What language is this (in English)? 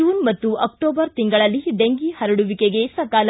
Kannada